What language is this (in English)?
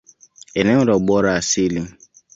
Swahili